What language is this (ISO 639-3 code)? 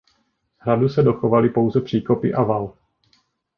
ces